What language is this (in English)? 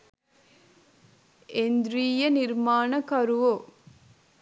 Sinhala